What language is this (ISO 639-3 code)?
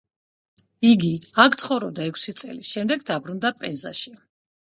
kat